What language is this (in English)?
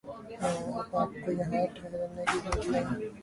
Urdu